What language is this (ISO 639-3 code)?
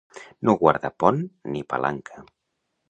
cat